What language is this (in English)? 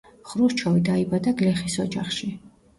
Georgian